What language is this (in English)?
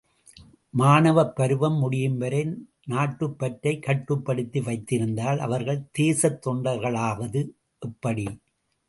Tamil